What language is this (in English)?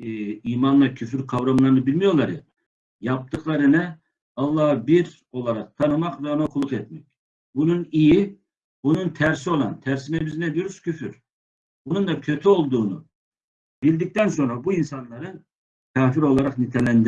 Turkish